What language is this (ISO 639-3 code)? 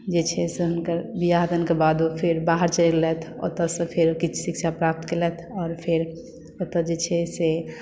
mai